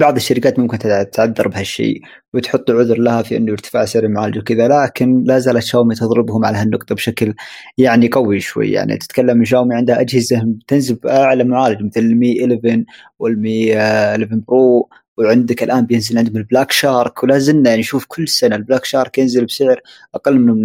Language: Arabic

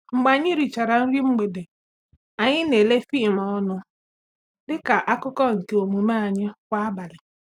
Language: Igbo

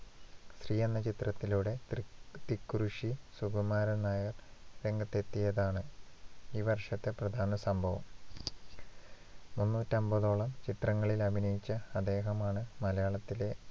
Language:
Malayalam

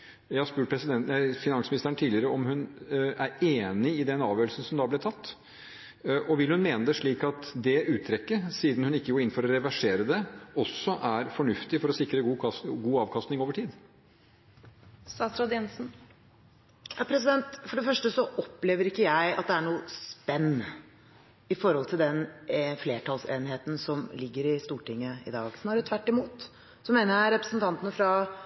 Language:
Norwegian Bokmål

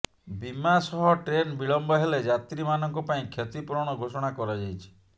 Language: Odia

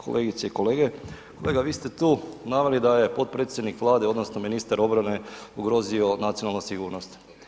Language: Croatian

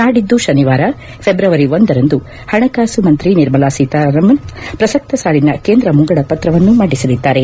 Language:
Kannada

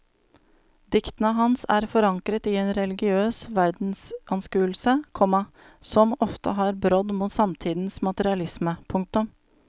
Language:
Norwegian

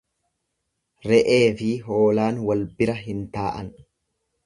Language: Oromo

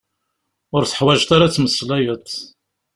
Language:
Kabyle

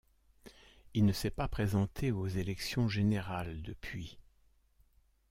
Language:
French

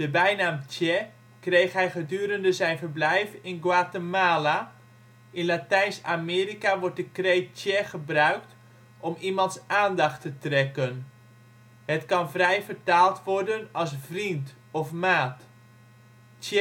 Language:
Dutch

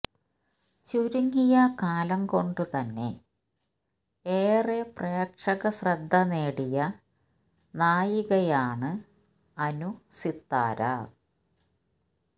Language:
Malayalam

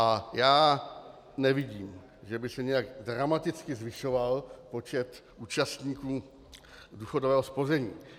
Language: Czech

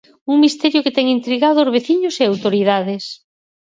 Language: Galician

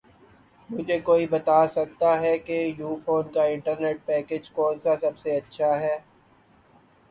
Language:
Urdu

